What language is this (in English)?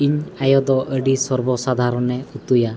Santali